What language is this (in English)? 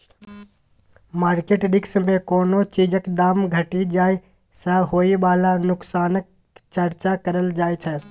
Maithili